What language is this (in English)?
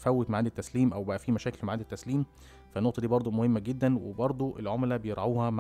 Arabic